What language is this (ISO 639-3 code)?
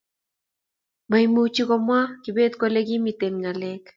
kln